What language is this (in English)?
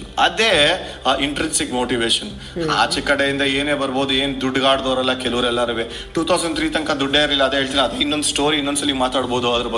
Kannada